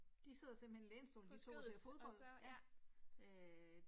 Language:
Danish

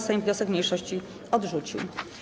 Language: Polish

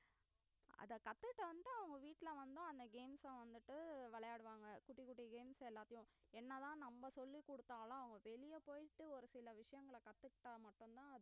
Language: Tamil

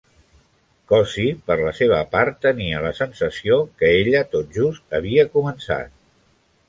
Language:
Catalan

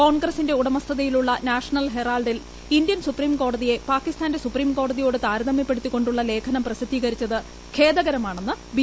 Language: Malayalam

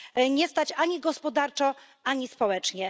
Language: Polish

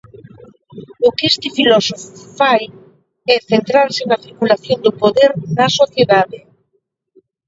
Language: Galician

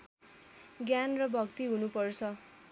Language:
Nepali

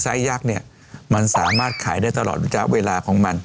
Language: Thai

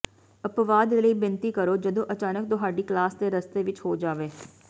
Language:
Punjabi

